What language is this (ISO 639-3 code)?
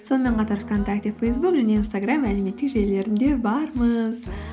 kaz